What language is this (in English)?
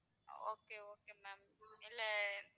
Tamil